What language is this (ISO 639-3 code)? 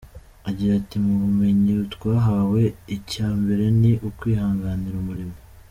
kin